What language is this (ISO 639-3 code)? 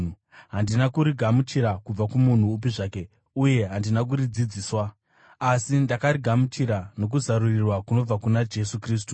sna